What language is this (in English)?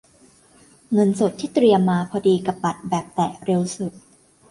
Thai